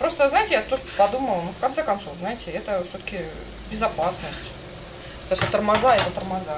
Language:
Russian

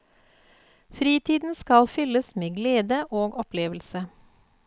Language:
Norwegian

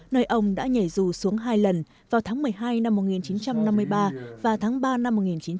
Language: Vietnamese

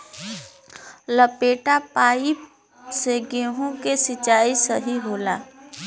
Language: Bhojpuri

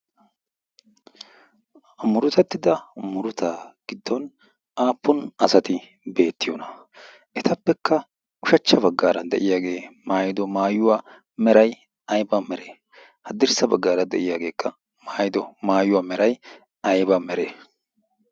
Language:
Wolaytta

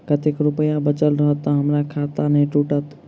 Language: Maithili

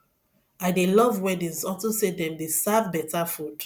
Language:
Nigerian Pidgin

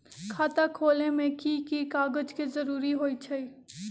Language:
Magahi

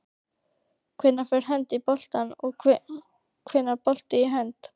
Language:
Icelandic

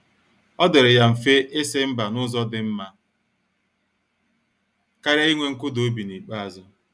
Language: Igbo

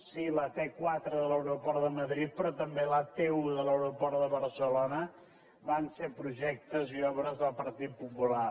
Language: Catalan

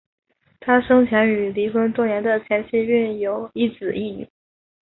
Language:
Chinese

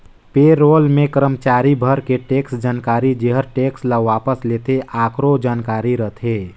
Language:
Chhattisgarhi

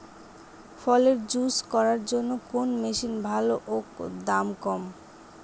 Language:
Bangla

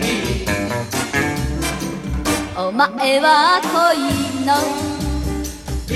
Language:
Hebrew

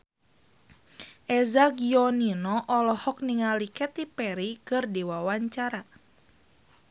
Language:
Sundanese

